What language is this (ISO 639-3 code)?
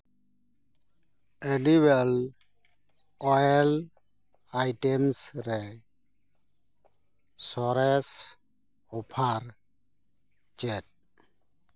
sat